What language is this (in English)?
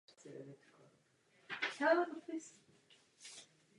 Czech